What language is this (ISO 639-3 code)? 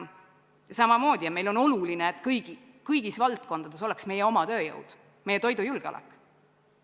est